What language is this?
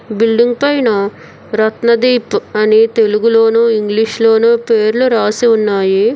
Telugu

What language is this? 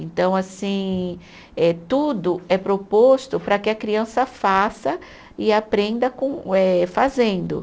Portuguese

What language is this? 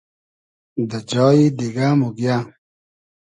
Hazaragi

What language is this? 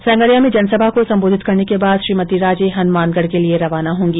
Hindi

